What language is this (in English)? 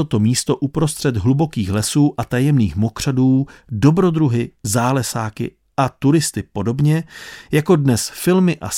Czech